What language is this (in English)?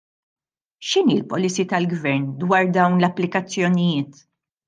Maltese